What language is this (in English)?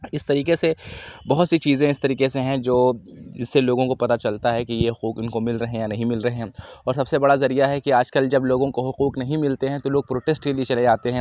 Urdu